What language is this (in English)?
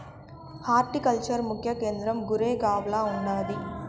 Telugu